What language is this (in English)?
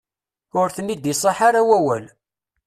Kabyle